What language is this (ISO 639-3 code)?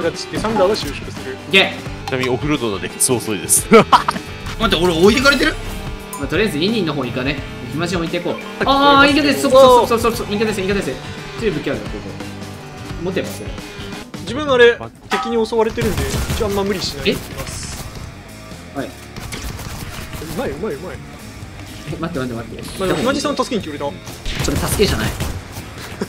jpn